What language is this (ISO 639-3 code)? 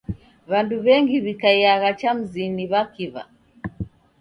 dav